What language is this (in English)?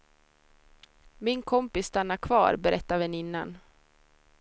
Swedish